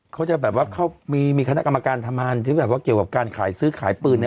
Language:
Thai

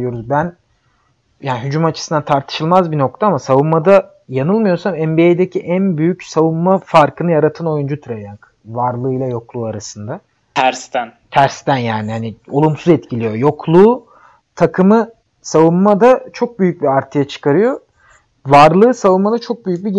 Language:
Turkish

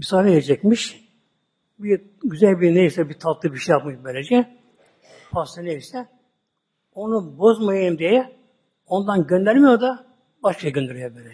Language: Turkish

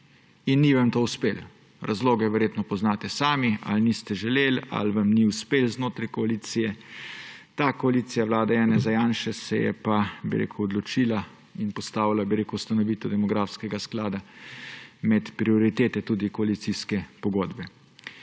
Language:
Slovenian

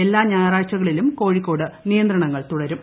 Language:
Malayalam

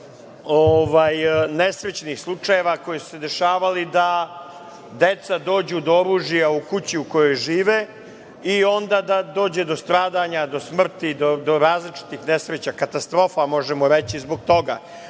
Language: Serbian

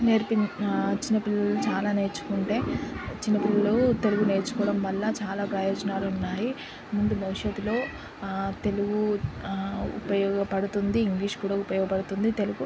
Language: Telugu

